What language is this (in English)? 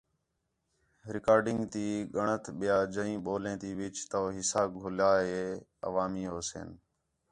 Khetrani